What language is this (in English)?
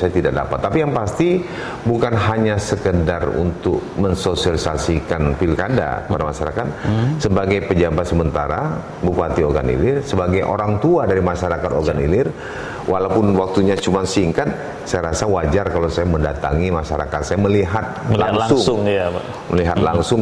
Indonesian